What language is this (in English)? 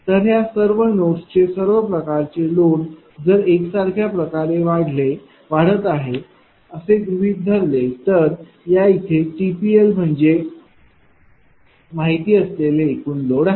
Marathi